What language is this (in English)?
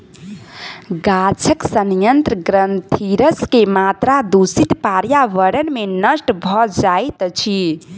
Maithili